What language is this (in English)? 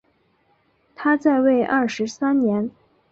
Chinese